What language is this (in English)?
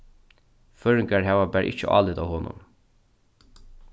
Faroese